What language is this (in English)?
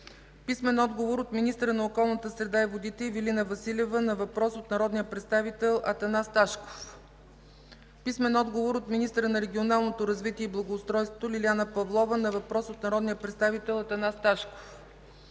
Bulgarian